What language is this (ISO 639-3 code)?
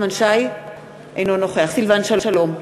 heb